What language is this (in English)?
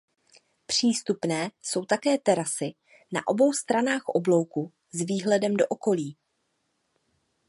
Czech